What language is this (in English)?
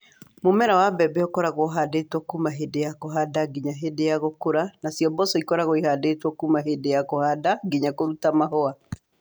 Kikuyu